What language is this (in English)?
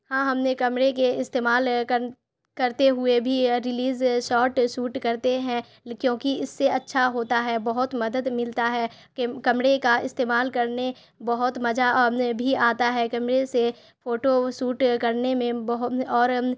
Urdu